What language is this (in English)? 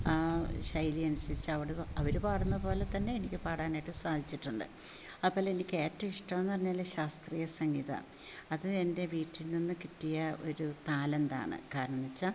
Malayalam